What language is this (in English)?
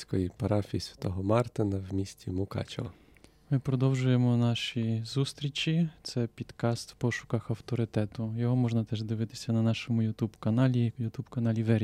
Ukrainian